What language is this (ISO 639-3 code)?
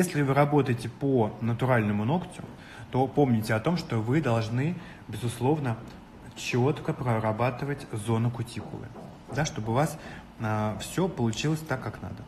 rus